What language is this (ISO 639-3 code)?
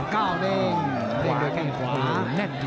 tha